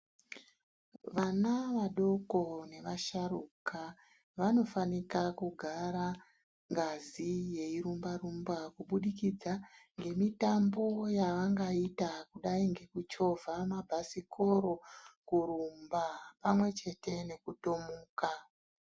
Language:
Ndau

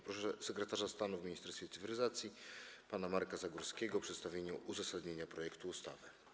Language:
Polish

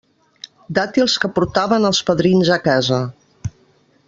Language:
Catalan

